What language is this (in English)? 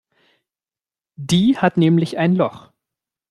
German